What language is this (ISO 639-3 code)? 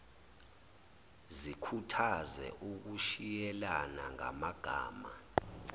zul